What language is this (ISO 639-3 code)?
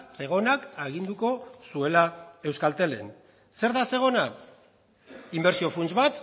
eus